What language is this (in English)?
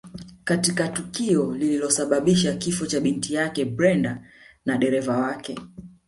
Swahili